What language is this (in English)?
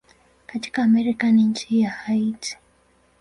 Swahili